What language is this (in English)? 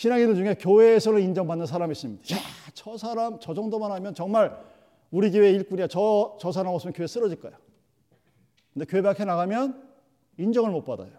Korean